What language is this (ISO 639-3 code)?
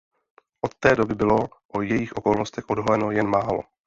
ces